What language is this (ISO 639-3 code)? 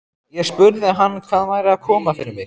isl